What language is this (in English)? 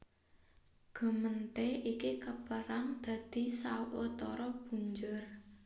Javanese